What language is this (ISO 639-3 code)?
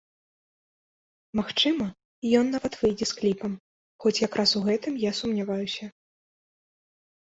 bel